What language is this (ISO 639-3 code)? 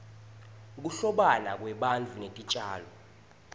ssw